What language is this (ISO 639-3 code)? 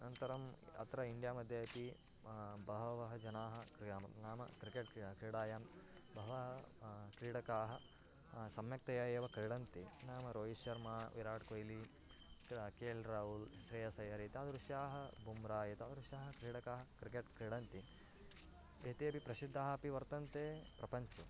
san